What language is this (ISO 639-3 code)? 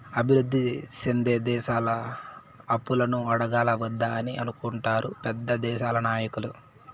tel